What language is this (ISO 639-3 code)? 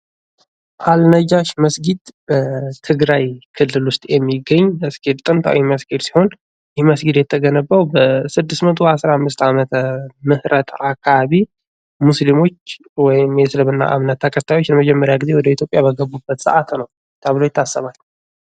amh